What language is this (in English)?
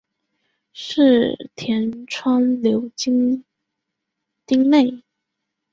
Chinese